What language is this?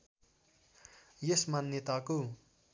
Nepali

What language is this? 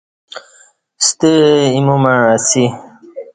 Kati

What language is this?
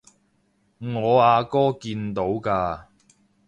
Cantonese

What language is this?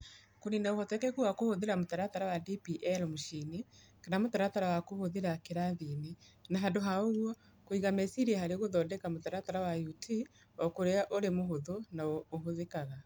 Kikuyu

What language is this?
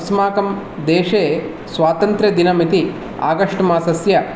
Sanskrit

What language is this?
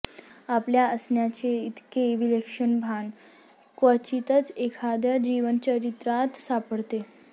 Marathi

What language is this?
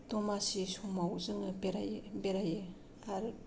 Bodo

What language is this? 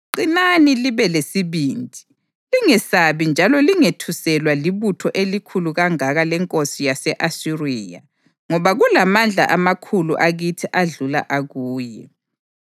North Ndebele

